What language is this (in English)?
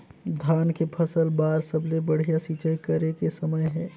Chhattisgarhi